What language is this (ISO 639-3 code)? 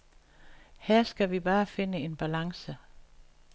dan